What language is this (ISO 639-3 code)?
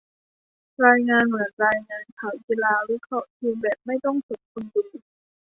tha